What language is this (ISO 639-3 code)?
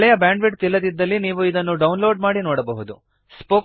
kan